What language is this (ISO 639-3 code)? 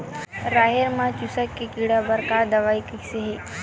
hne